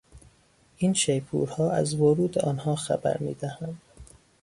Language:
Persian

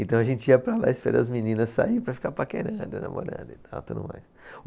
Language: Portuguese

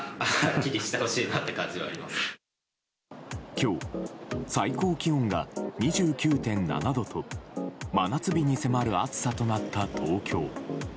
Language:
Japanese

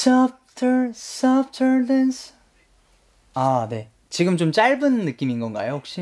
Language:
Korean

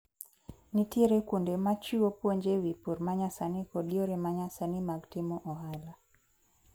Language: Luo (Kenya and Tanzania)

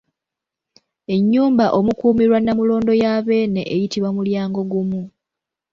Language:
Ganda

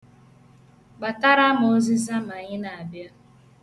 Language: Igbo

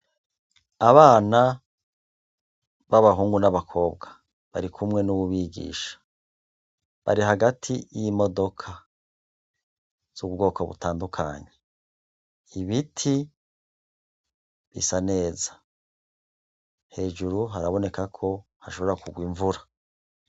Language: Rundi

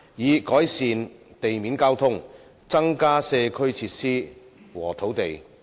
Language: Cantonese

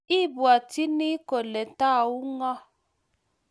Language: Kalenjin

